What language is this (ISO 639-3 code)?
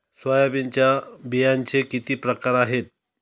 mar